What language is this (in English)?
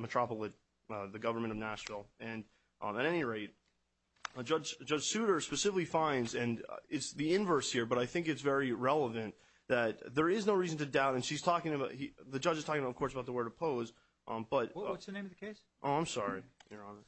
English